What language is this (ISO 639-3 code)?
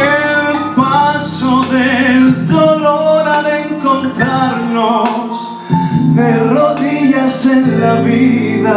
ell